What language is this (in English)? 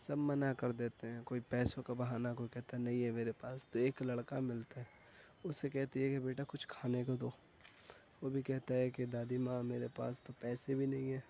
Urdu